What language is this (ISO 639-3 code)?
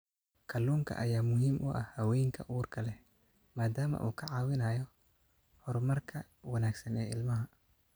som